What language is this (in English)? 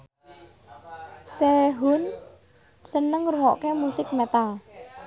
Javanese